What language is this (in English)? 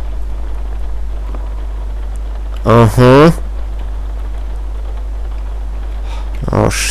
Polish